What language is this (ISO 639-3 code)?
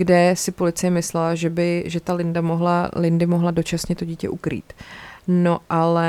ces